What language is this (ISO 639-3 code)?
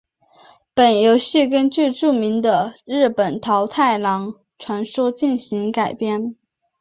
zho